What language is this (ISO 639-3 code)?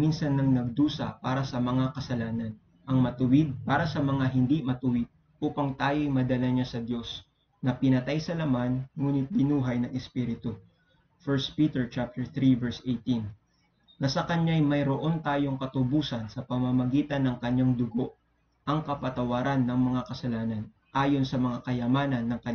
fil